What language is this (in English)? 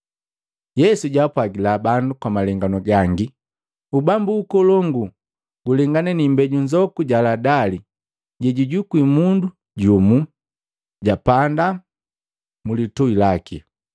Matengo